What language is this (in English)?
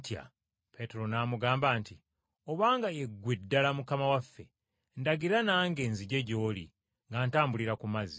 Ganda